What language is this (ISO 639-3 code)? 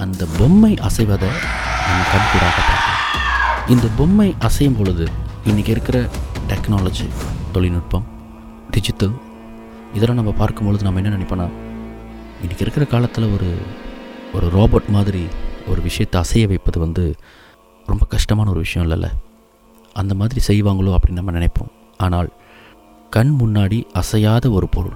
tam